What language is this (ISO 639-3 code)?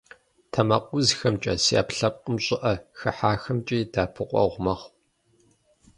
kbd